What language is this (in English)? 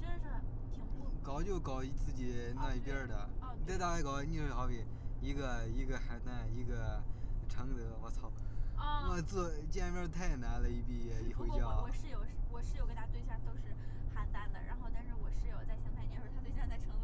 Chinese